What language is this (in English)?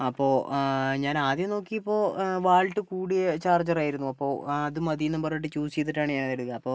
Malayalam